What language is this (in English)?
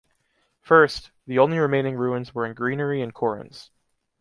English